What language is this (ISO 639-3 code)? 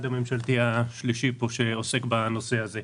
heb